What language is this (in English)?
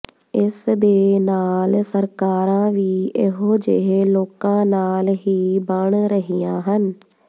Punjabi